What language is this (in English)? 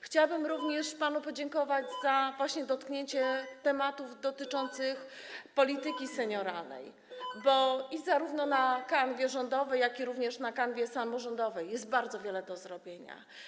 Polish